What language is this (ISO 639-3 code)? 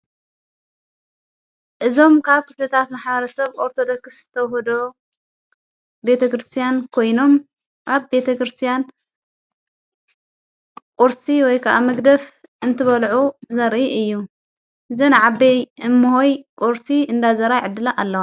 tir